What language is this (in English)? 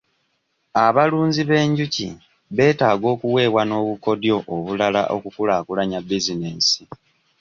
Ganda